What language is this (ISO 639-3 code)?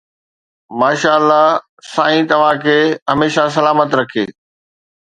snd